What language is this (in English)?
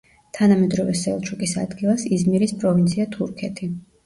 Georgian